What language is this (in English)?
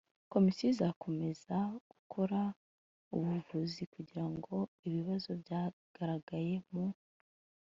Kinyarwanda